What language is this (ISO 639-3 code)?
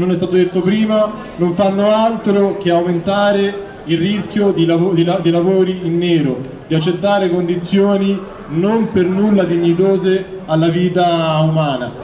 ita